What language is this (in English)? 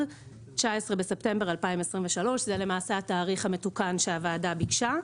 Hebrew